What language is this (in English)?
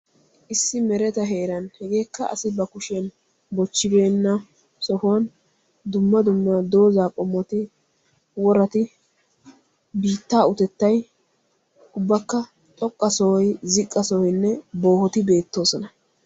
Wolaytta